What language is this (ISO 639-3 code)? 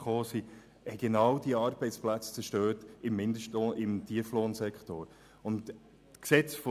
gsw